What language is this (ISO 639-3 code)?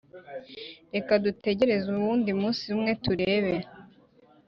kin